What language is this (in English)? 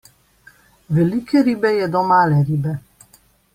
Slovenian